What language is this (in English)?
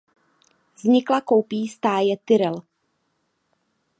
Czech